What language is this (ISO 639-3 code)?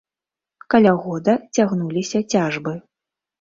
bel